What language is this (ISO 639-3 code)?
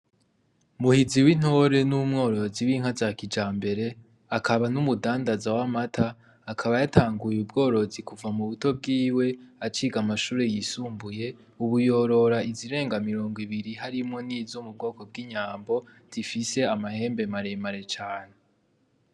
run